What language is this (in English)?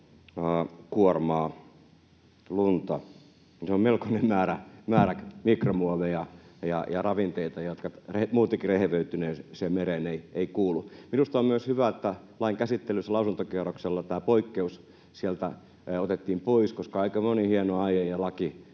Finnish